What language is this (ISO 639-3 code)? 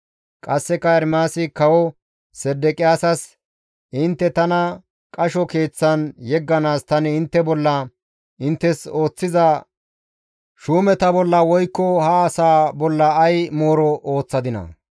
gmv